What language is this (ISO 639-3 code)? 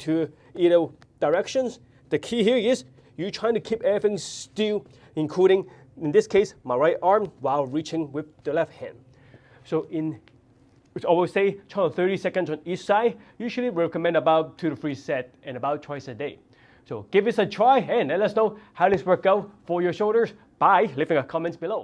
eng